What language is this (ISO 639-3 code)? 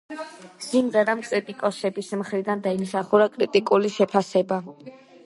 kat